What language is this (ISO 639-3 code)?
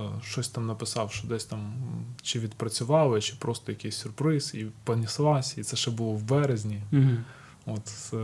ukr